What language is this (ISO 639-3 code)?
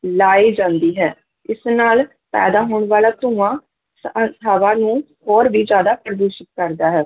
pan